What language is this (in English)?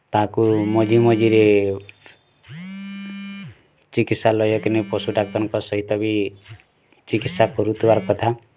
Odia